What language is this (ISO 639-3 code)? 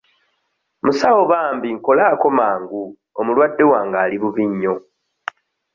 lug